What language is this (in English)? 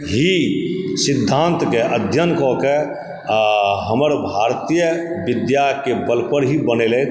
Maithili